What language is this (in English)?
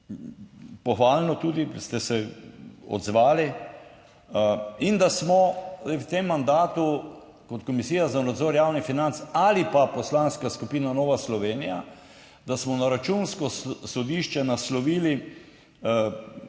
Slovenian